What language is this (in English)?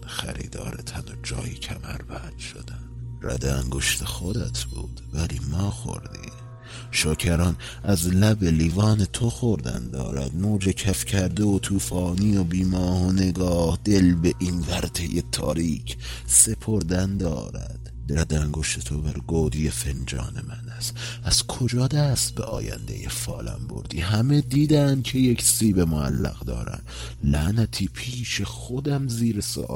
Persian